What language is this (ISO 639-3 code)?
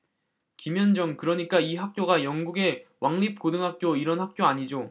kor